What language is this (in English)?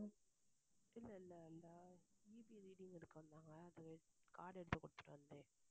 Tamil